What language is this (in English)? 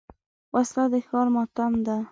Pashto